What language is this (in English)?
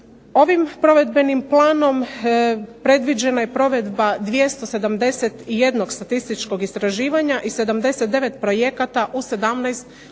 Croatian